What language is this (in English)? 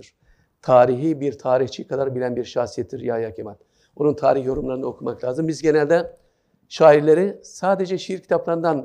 Turkish